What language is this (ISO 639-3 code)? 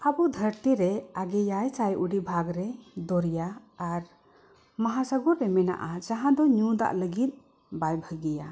sat